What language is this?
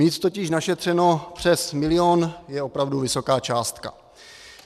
Czech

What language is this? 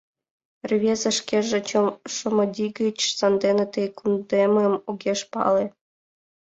Mari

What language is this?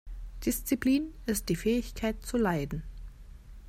German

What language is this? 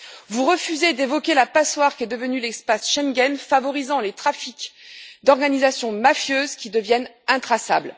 French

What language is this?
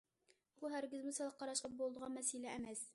Uyghur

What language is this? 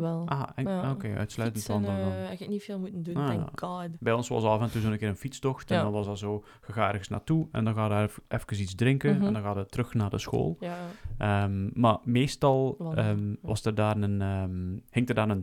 Dutch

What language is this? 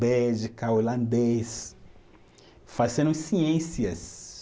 Portuguese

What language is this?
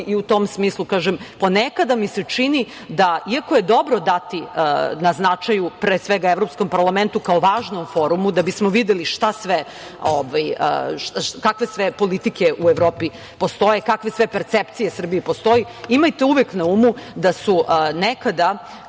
Serbian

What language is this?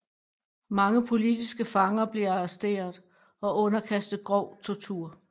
Danish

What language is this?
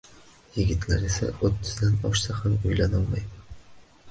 Uzbek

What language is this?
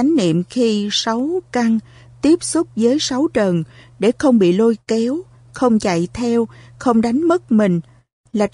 Vietnamese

